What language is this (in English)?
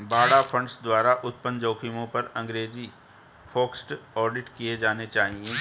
Hindi